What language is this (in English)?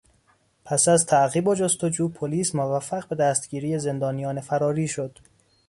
Persian